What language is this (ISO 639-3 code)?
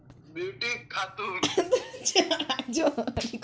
mag